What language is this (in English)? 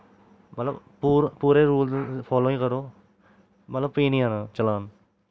Dogri